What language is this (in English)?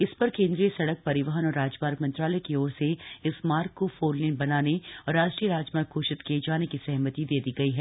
Hindi